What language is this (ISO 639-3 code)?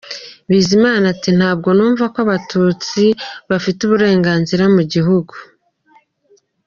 kin